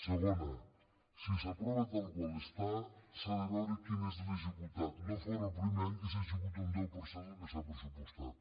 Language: Catalan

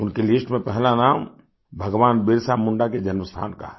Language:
Hindi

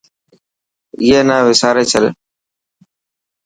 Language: Dhatki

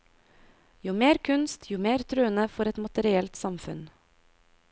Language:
Norwegian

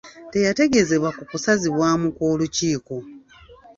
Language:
Ganda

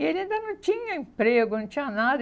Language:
Portuguese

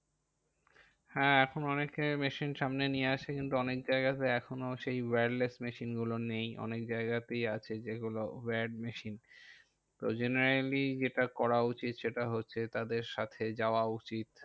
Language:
Bangla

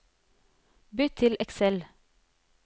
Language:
Norwegian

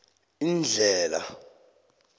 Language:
South Ndebele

